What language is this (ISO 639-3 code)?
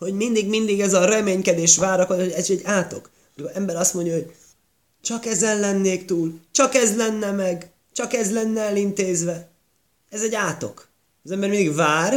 hun